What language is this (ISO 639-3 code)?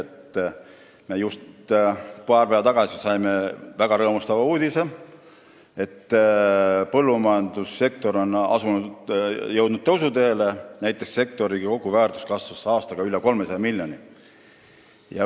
est